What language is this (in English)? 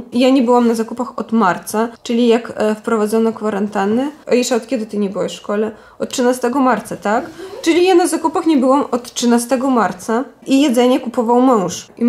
Polish